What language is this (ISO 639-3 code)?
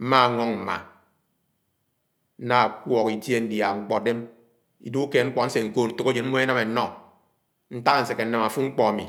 anw